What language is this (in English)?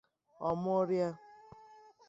Igbo